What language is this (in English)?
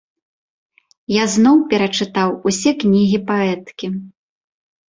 Belarusian